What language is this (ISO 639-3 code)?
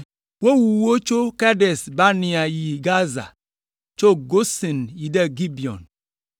ewe